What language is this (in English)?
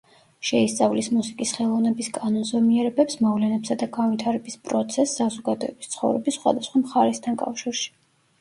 Georgian